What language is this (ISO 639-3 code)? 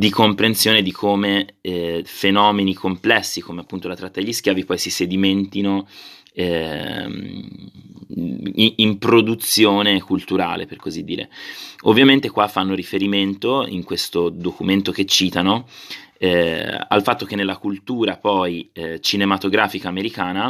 ita